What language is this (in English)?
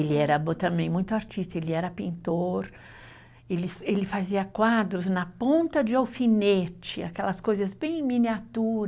Portuguese